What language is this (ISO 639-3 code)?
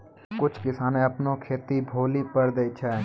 mai